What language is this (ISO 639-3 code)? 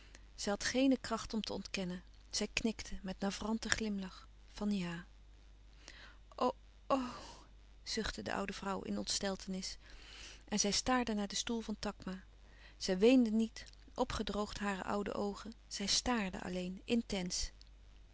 nld